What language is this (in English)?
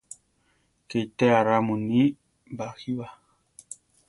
Central Tarahumara